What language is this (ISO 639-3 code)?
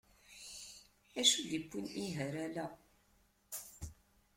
kab